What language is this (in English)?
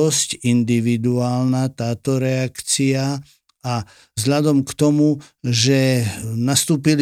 Slovak